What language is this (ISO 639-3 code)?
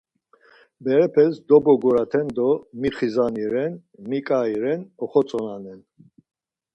lzz